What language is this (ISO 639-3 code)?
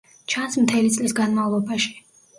kat